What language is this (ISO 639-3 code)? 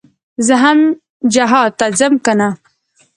pus